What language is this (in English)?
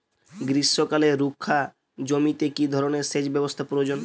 Bangla